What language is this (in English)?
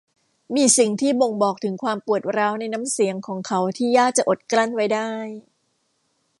Thai